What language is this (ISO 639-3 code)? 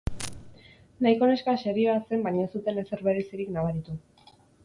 eus